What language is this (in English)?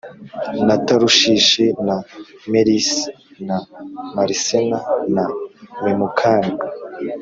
Kinyarwanda